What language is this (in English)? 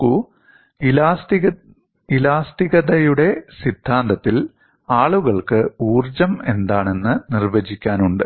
Malayalam